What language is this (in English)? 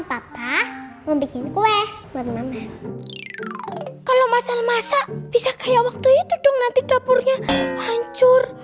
Indonesian